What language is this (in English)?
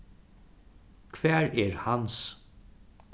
Faroese